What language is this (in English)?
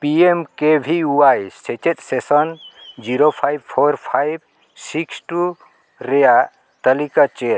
Santali